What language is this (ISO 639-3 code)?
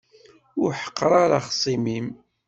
kab